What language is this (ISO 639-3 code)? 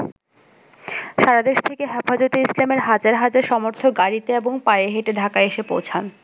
ben